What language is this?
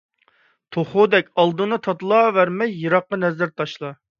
Uyghur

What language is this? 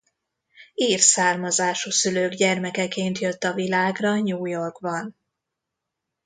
Hungarian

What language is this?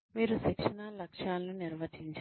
Telugu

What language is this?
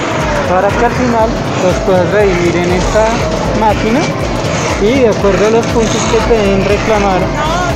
Spanish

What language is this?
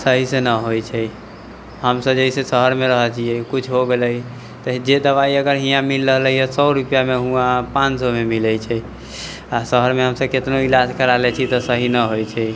Maithili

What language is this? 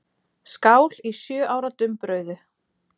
Icelandic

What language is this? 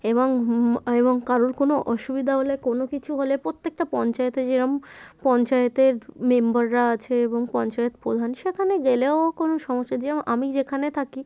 Bangla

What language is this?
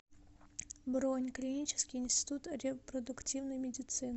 Russian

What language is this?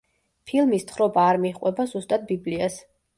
Georgian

